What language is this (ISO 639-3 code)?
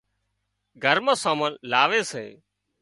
kxp